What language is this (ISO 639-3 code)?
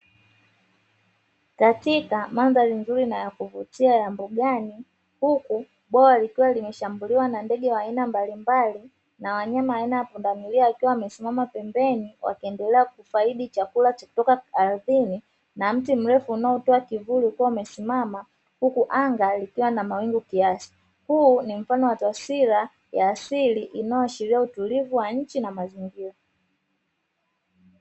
swa